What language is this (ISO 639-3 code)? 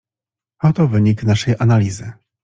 pol